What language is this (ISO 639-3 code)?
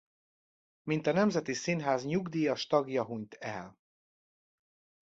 hun